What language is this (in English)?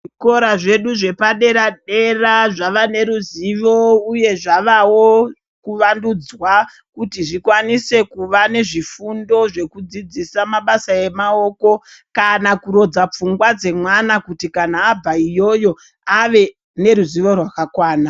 Ndau